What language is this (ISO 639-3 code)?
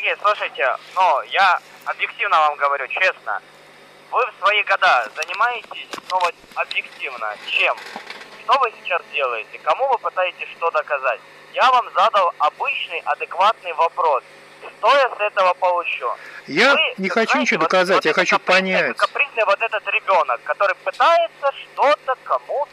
rus